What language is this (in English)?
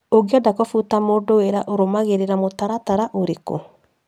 Kikuyu